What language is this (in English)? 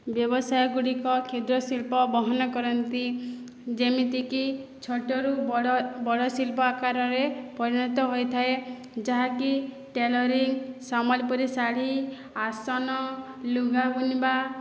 Odia